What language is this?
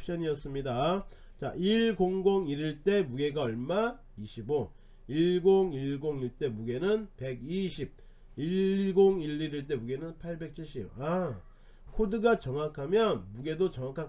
Korean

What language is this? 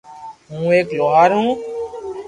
Loarki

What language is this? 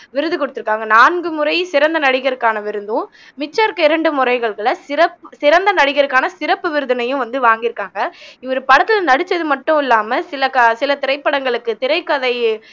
Tamil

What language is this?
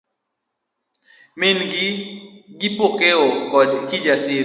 Luo (Kenya and Tanzania)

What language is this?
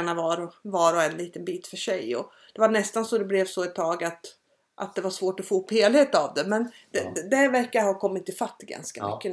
Swedish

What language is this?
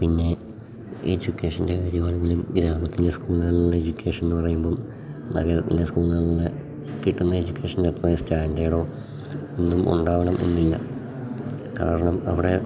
Malayalam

